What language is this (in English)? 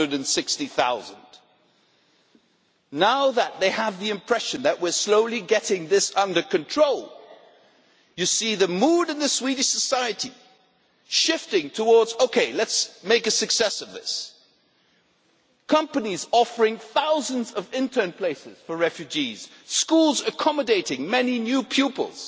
English